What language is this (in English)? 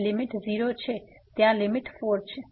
Gujarati